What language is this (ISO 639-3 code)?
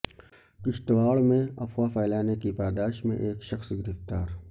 urd